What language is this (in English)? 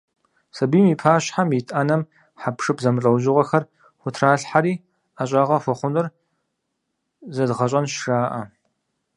Kabardian